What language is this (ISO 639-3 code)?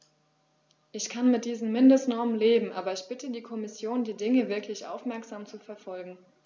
deu